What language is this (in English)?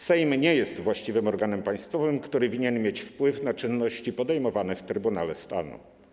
Polish